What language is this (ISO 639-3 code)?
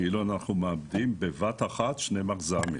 heb